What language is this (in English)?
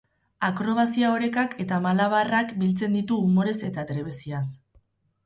Basque